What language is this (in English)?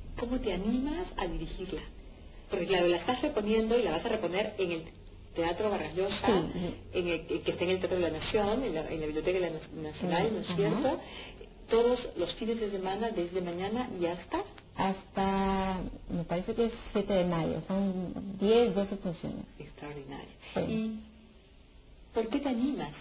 Spanish